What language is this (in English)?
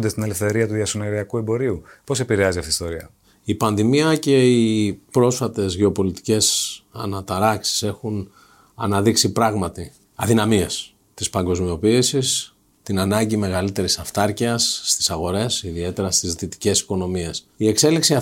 Greek